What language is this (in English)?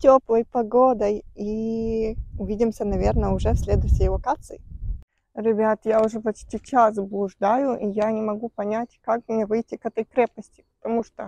Russian